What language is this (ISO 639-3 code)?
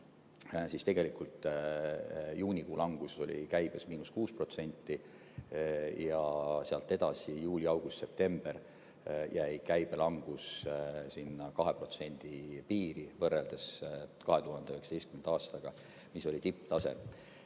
est